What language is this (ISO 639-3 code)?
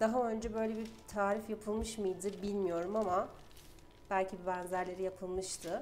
tur